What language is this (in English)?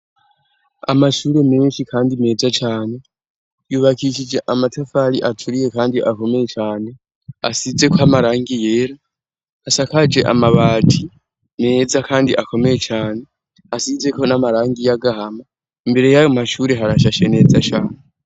Rundi